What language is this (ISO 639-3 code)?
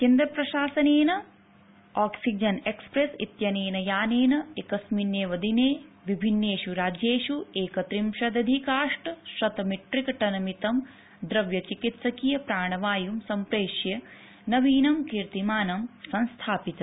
san